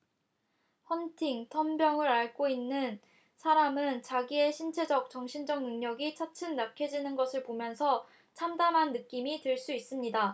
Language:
Korean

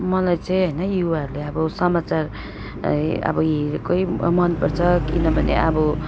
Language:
Nepali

